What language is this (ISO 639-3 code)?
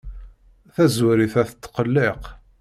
kab